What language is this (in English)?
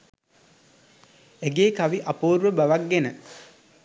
Sinhala